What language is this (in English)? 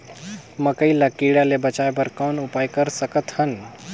Chhattisgarhi